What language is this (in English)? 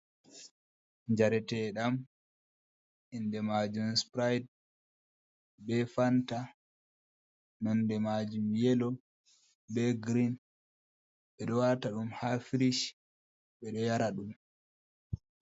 Fula